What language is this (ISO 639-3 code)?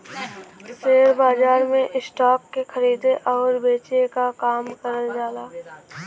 bho